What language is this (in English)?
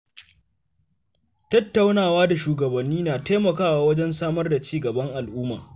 Hausa